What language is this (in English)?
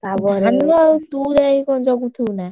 Odia